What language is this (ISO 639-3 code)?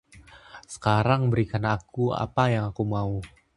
ind